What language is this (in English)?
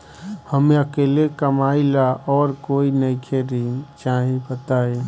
Bhojpuri